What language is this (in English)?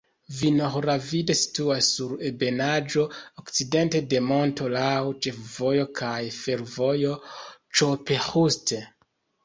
Esperanto